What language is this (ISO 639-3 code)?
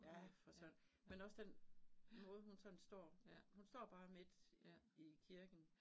dan